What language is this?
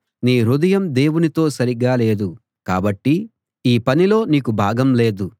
Telugu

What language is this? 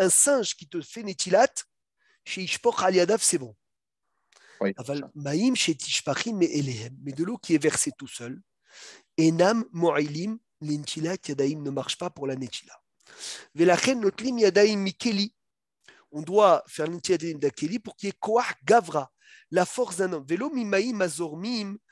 French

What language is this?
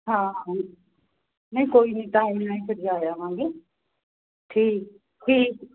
Punjabi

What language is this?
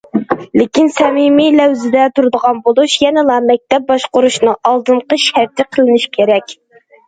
Uyghur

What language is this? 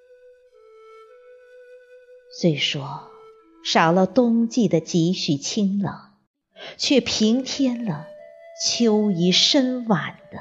Chinese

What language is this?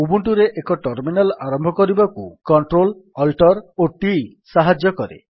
Odia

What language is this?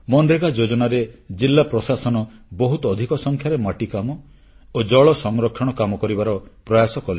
Odia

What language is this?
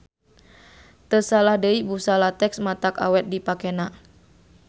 Sundanese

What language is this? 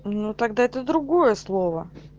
Russian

